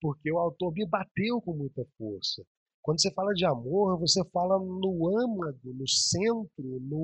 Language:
Portuguese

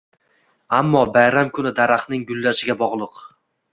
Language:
Uzbek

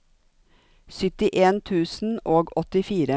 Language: Norwegian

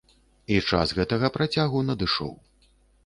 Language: Belarusian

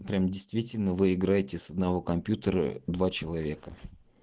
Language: Russian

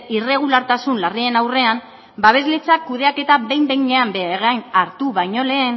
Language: Basque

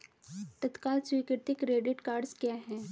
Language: Hindi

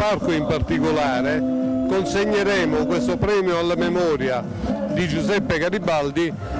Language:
Italian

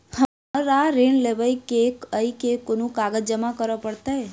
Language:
Maithili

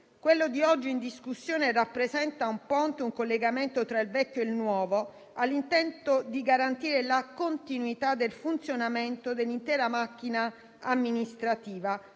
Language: Italian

